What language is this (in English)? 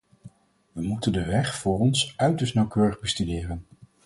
Dutch